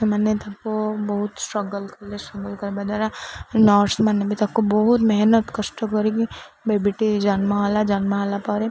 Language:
Odia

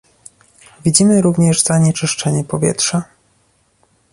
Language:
Polish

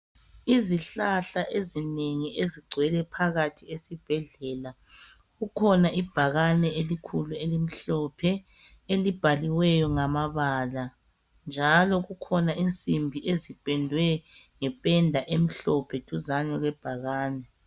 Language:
North Ndebele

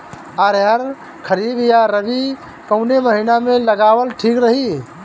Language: Bhojpuri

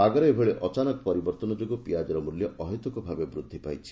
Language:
Odia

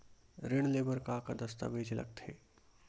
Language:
Chhattisgarhi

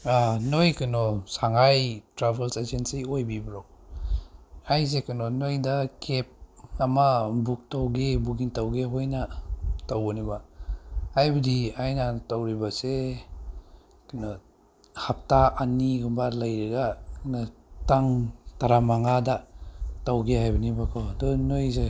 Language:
Manipuri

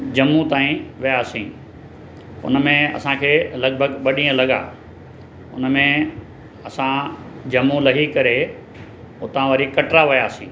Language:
Sindhi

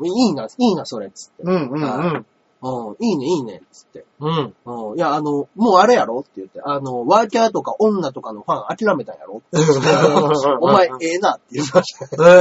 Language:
Japanese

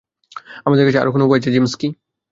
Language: Bangla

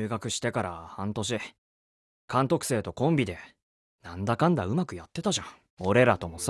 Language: Japanese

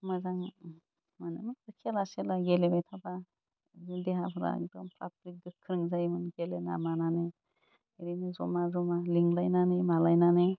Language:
Bodo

